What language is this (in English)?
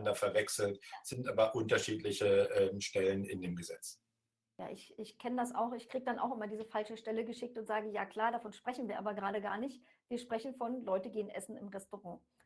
German